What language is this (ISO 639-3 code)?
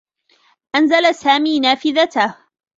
ara